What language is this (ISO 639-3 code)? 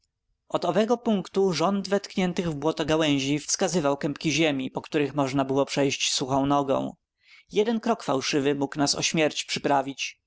pol